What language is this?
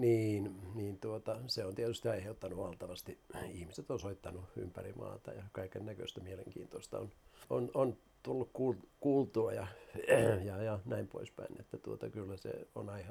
Finnish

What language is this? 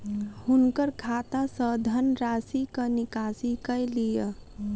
Maithili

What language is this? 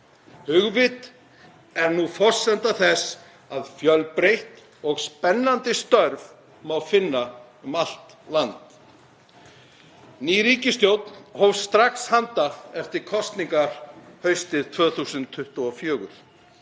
Icelandic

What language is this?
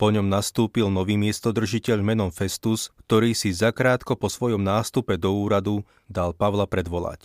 Slovak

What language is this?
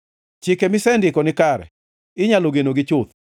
Luo (Kenya and Tanzania)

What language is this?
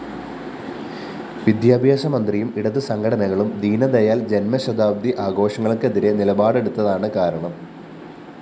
Malayalam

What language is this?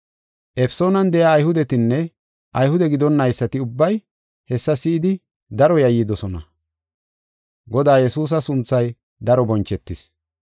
Gofa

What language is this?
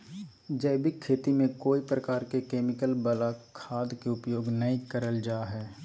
Magahi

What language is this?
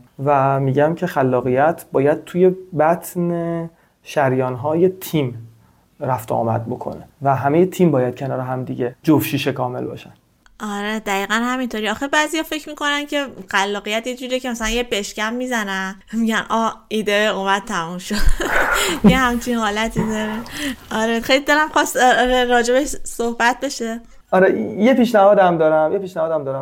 Persian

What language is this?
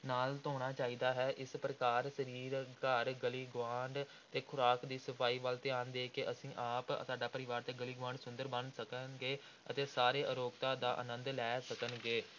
Punjabi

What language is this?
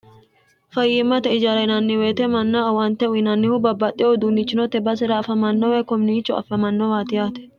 Sidamo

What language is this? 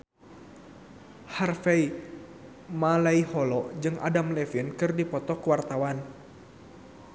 Sundanese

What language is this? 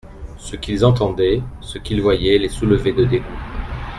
French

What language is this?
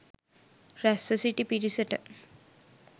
Sinhala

